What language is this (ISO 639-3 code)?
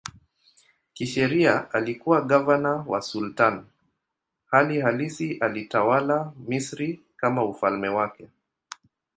swa